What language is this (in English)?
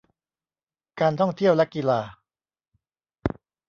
Thai